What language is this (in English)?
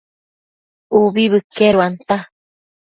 Matsés